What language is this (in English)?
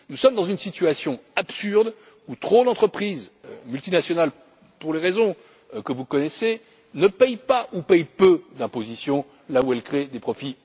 French